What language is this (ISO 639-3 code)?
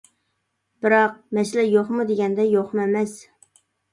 uig